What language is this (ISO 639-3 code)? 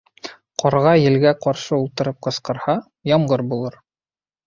bak